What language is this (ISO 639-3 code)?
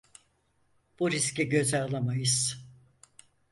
tur